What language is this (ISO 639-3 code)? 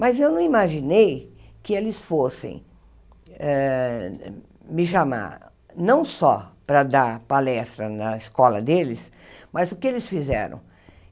por